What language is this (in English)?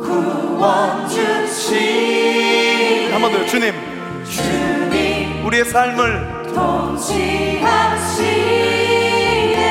Korean